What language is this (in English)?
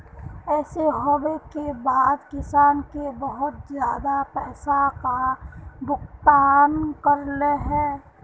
Magahi